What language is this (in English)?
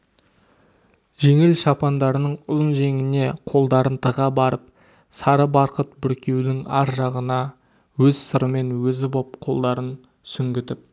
Kazakh